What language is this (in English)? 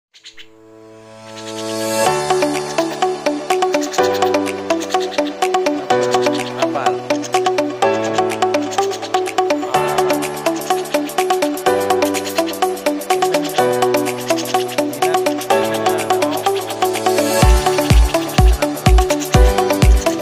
Dutch